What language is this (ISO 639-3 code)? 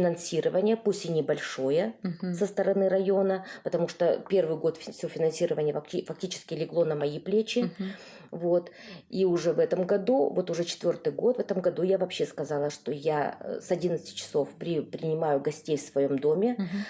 rus